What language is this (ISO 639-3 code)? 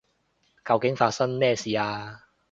yue